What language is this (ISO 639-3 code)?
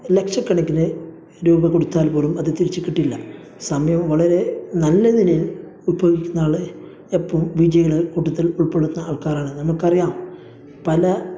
mal